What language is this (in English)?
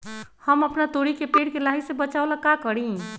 Magahi